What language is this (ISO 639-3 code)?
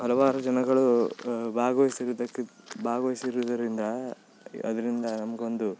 kan